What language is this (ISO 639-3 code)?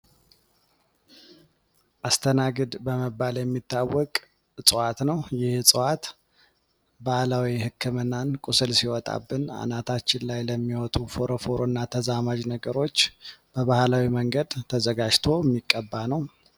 amh